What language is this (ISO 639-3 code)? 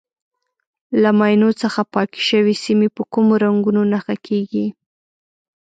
pus